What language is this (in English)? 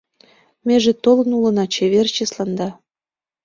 Mari